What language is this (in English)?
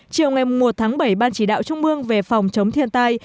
Vietnamese